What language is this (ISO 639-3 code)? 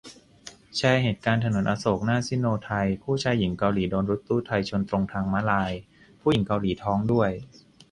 tha